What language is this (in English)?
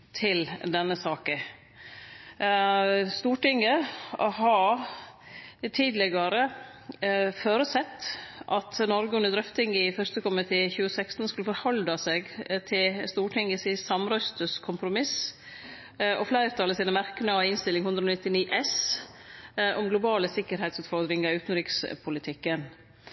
Norwegian Nynorsk